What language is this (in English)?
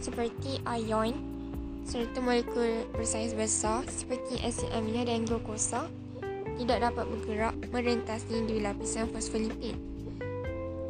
Malay